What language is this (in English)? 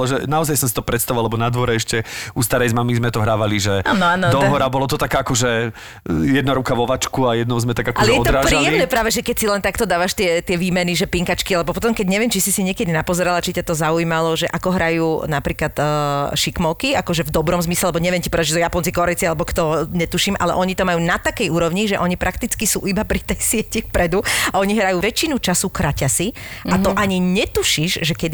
Slovak